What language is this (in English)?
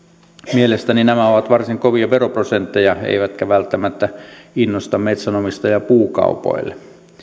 Finnish